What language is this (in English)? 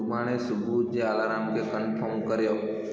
Sindhi